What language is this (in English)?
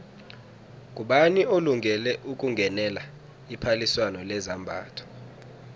South Ndebele